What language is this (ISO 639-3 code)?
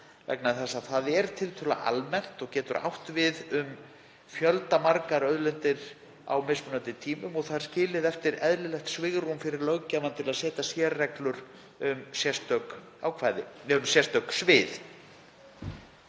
isl